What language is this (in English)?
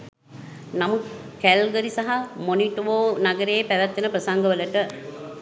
Sinhala